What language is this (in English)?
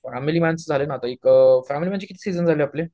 Marathi